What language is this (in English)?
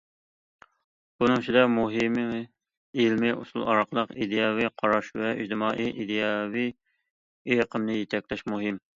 Uyghur